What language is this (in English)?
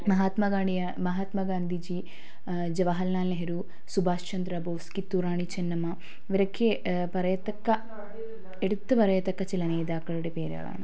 Malayalam